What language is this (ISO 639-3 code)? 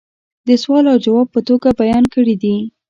pus